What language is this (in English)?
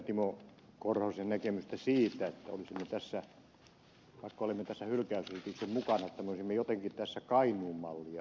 Finnish